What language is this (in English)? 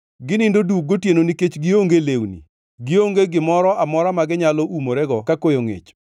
Luo (Kenya and Tanzania)